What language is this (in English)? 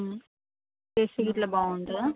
Telugu